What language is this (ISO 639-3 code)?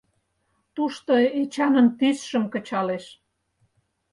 chm